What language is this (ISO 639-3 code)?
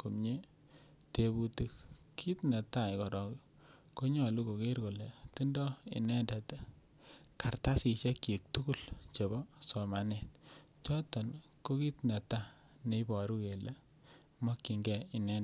kln